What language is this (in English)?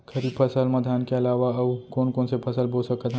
Chhattisgarhi